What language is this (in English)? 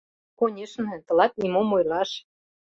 Mari